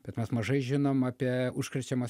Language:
Lithuanian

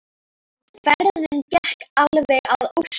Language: Icelandic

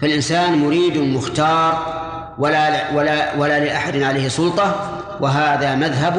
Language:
Arabic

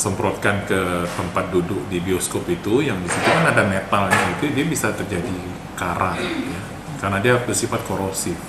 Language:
Indonesian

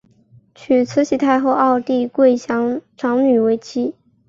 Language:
Chinese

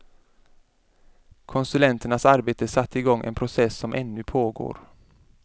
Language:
Swedish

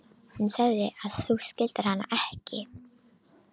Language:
Icelandic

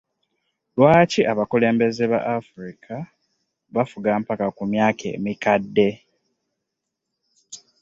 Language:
Ganda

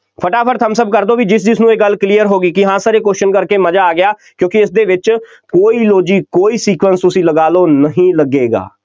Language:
Punjabi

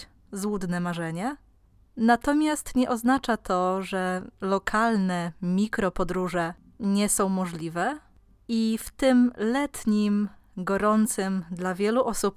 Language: Polish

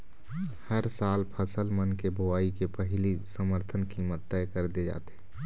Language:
Chhattisgarhi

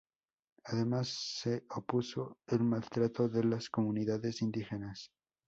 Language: Spanish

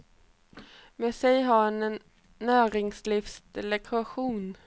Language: Swedish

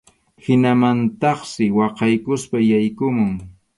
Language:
Arequipa-La Unión Quechua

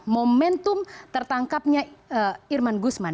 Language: Indonesian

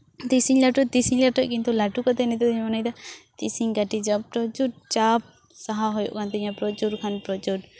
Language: Santali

